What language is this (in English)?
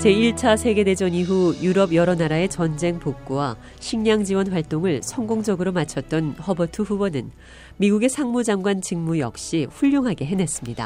Korean